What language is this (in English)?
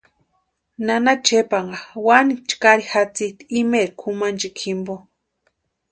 Western Highland Purepecha